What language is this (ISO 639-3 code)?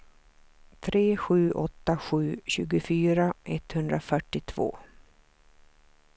swe